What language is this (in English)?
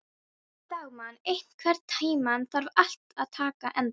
Icelandic